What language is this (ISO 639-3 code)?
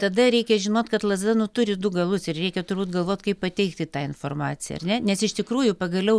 lit